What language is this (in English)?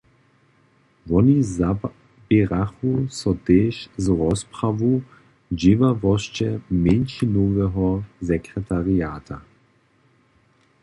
Upper Sorbian